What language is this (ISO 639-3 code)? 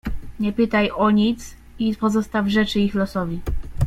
pol